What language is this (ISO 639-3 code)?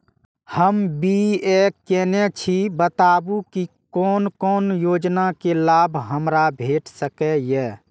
mai